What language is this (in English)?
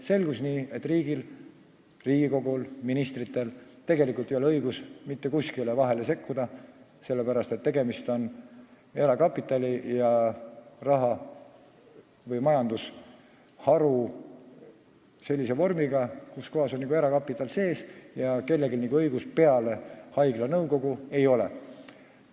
Estonian